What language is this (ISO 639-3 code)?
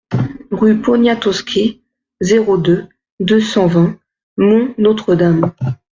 fra